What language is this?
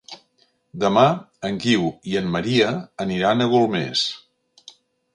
Catalan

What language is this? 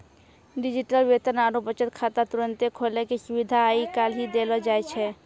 Maithili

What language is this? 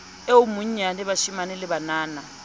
Southern Sotho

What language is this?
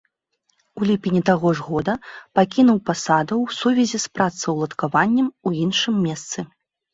Belarusian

